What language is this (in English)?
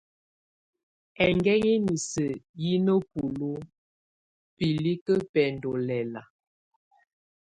Tunen